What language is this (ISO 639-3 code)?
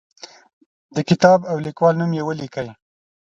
pus